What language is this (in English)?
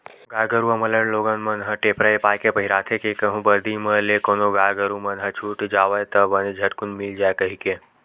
Chhattisgarhi